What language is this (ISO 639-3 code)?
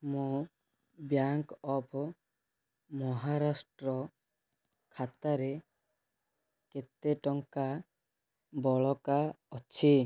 ori